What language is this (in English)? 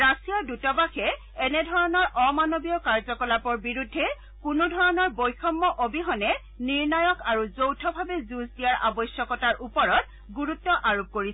Assamese